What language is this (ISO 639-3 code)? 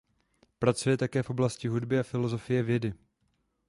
ces